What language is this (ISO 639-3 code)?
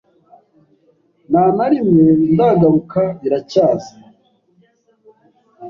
kin